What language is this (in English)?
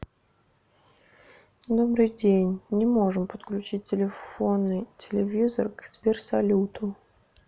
Russian